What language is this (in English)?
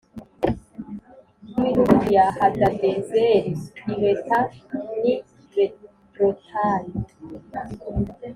Kinyarwanda